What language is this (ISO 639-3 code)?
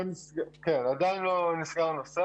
heb